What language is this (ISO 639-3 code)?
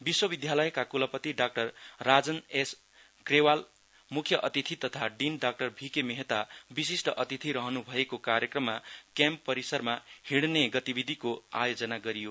nep